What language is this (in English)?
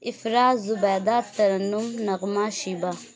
Urdu